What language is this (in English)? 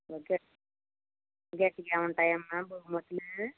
Telugu